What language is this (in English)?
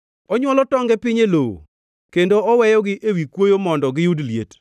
Luo (Kenya and Tanzania)